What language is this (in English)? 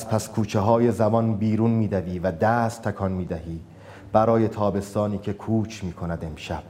Persian